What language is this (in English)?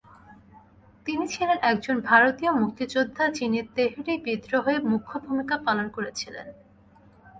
Bangla